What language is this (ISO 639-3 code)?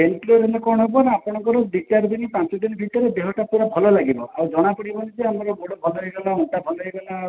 ori